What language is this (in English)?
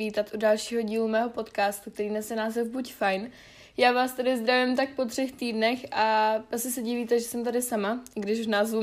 Czech